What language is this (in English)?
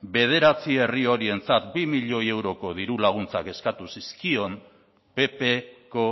Basque